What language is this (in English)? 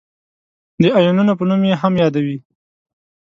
Pashto